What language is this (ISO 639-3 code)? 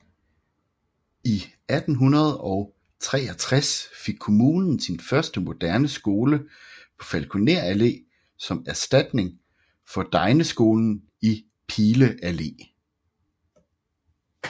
dan